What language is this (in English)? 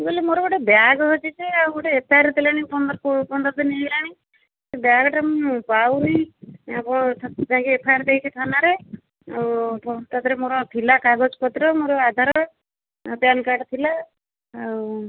Odia